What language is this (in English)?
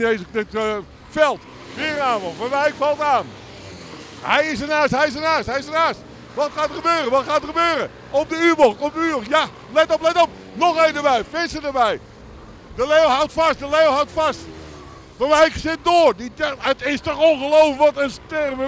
Dutch